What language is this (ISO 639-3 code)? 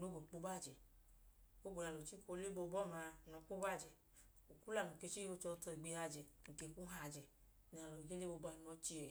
idu